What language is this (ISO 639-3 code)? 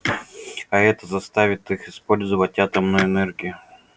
rus